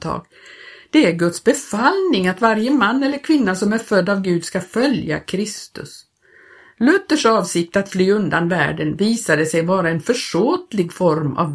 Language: Swedish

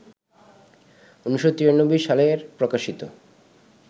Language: Bangla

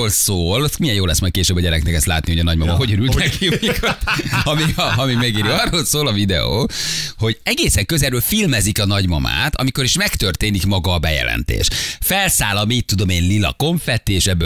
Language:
Hungarian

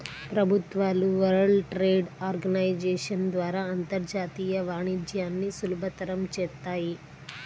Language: Telugu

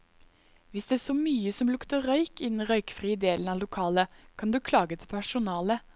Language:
Norwegian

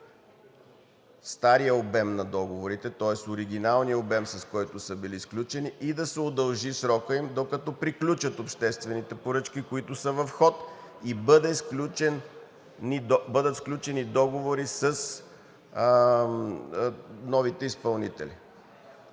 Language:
Bulgarian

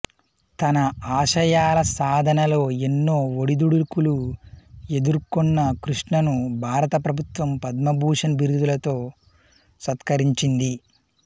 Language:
Telugu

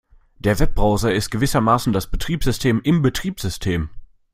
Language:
German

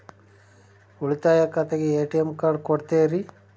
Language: Kannada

